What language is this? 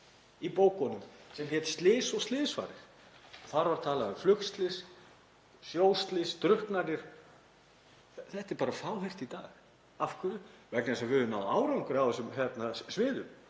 Icelandic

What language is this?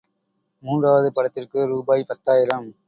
Tamil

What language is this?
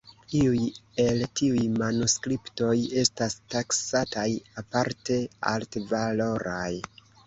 Esperanto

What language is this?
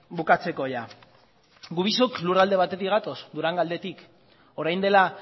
Basque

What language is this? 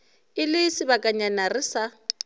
Northern Sotho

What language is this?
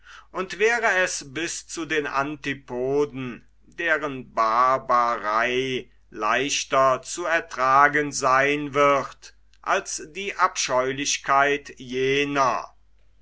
German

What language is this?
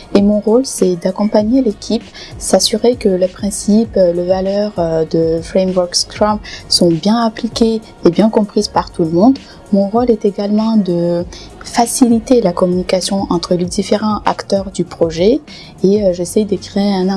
French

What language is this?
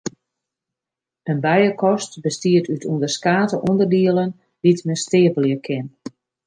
Western Frisian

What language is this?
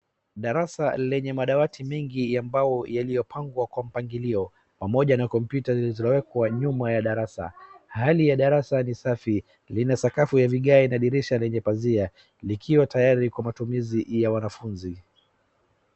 Swahili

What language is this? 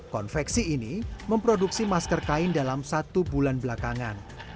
Indonesian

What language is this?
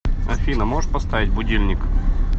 Russian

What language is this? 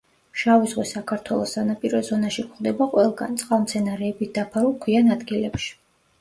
Georgian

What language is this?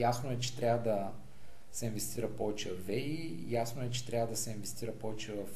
Bulgarian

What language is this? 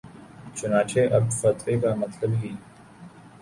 Urdu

